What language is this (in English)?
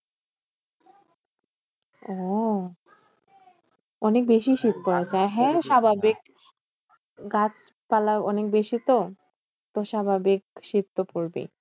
Bangla